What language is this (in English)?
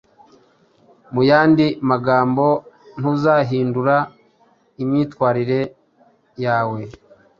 Kinyarwanda